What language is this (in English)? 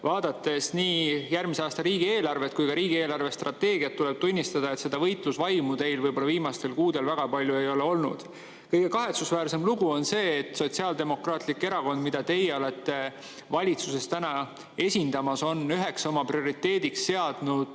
Estonian